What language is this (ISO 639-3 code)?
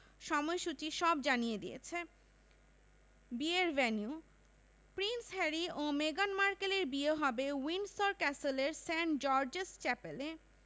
ben